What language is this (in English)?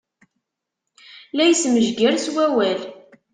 Kabyle